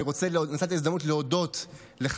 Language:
Hebrew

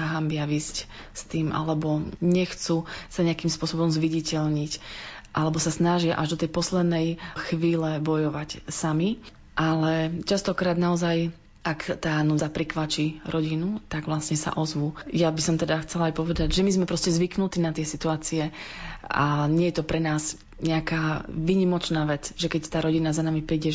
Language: Slovak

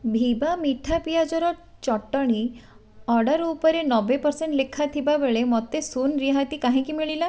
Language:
Odia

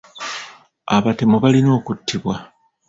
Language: Ganda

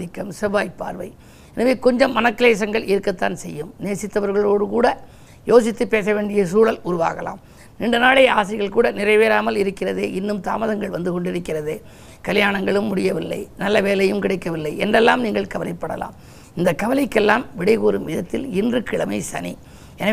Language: Tamil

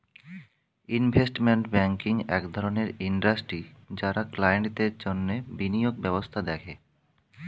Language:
Bangla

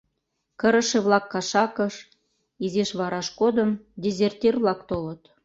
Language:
Mari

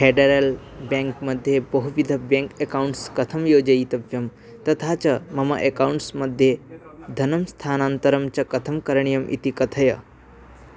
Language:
Sanskrit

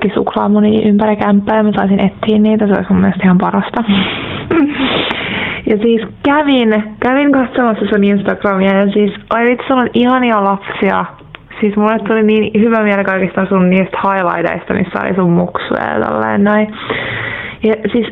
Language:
Finnish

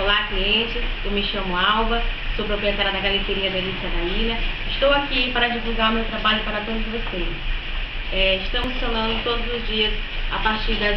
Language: Portuguese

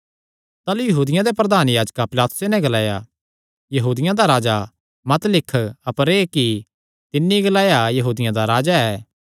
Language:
Kangri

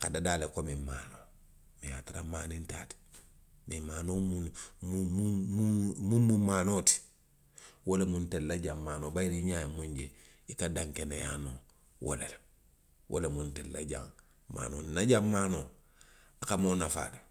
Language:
Western Maninkakan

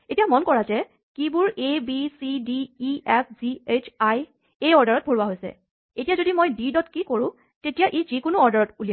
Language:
Assamese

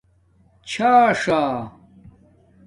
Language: Domaaki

